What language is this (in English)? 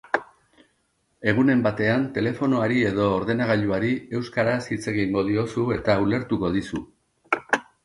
Basque